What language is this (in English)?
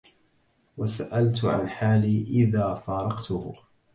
Arabic